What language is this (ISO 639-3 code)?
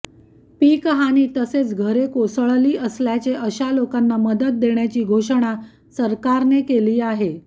mar